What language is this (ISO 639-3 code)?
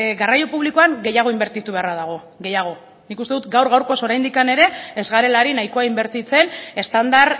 eus